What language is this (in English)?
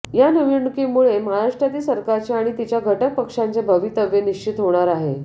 Marathi